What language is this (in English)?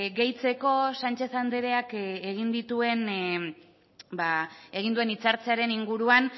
Basque